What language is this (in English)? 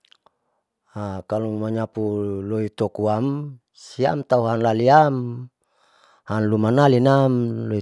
Saleman